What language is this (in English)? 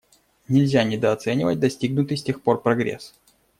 Russian